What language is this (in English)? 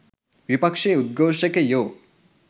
Sinhala